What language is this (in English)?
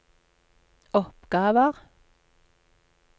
Norwegian